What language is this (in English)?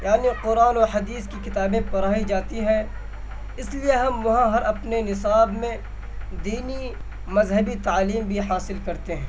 Urdu